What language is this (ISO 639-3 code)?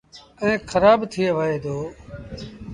sbn